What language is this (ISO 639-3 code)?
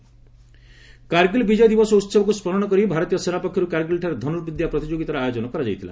ori